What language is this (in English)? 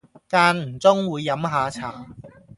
Cantonese